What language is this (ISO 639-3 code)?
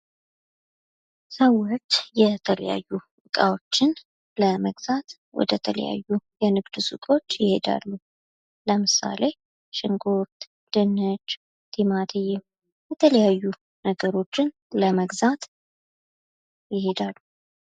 amh